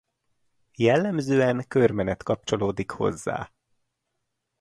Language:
Hungarian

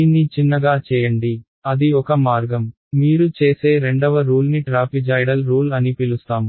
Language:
Telugu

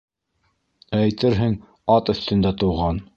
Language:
Bashkir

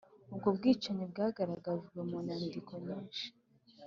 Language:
Kinyarwanda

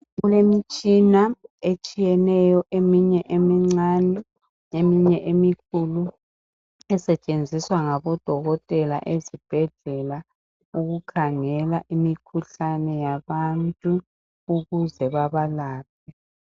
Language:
North Ndebele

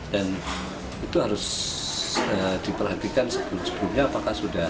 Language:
Indonesian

